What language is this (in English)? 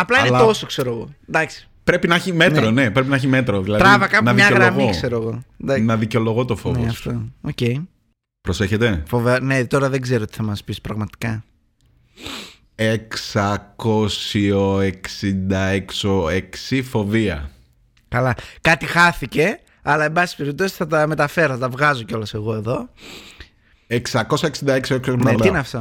Greek